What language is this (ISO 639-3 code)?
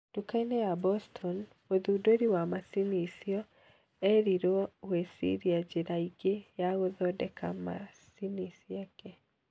kik